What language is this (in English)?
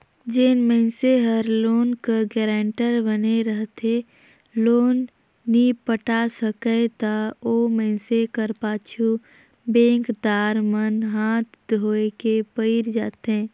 Chhattisgarhi